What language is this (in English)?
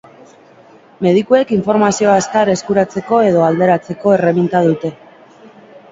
Basque